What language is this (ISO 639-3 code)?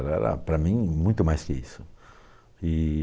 por